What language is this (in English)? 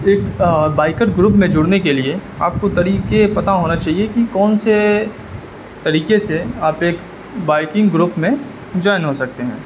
Urdu